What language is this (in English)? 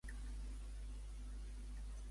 Catalan